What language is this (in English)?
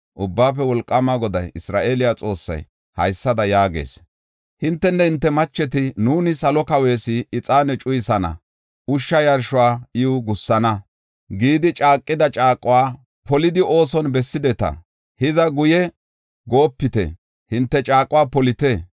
Gofa